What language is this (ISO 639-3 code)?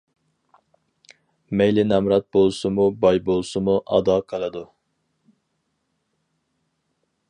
uig